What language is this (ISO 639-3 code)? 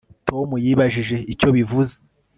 kin